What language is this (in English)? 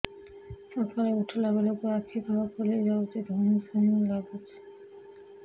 Odia